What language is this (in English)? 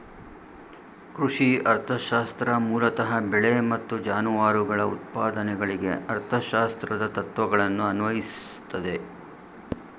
Kannada